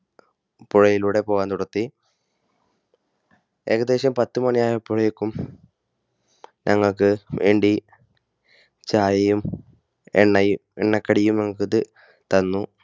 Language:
Malayalam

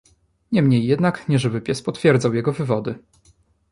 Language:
Polish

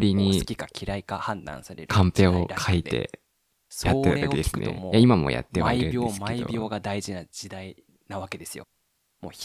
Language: Japanese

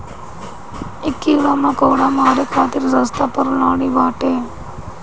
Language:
Bhojpuri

